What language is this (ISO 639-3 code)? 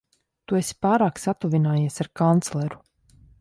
lav